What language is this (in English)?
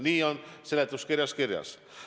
Estonian